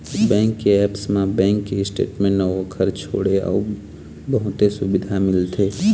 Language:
Chhattisgarhi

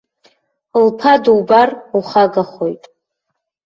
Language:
Abkhazian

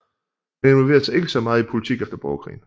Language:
Danish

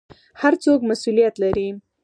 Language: Pashto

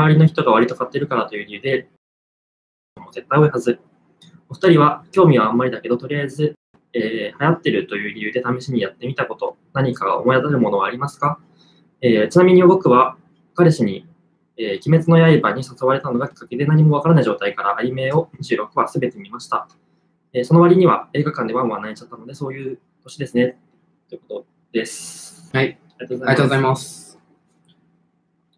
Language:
Japanese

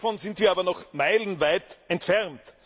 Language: German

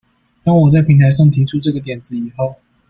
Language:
Chinese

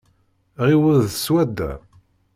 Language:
Kabyle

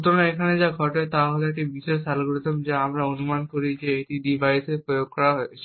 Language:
Bangla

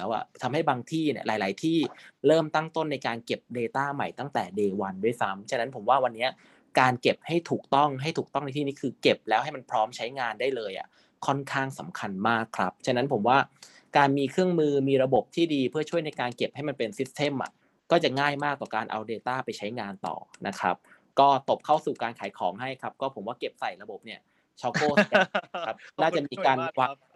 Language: Thai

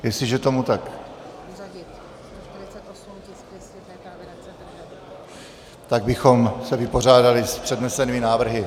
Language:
Czech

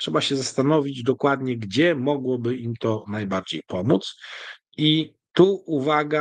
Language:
Polish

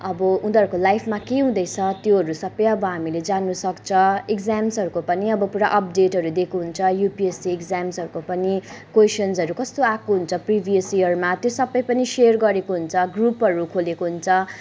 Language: Nepali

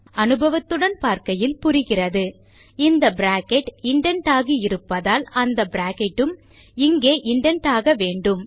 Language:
Tamil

